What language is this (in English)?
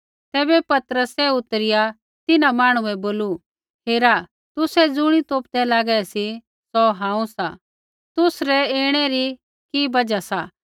Kullu Pahari